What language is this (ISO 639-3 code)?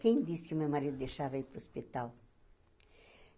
por